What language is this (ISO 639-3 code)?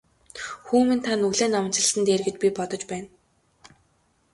mon